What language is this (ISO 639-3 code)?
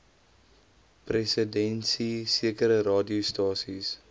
afr